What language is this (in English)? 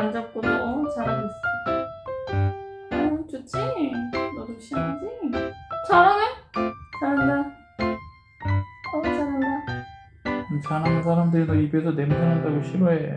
Korean